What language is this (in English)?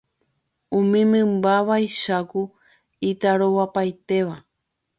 Guarani